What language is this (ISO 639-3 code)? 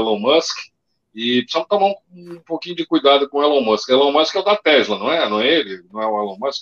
por